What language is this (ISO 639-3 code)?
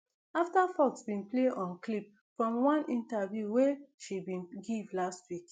pcm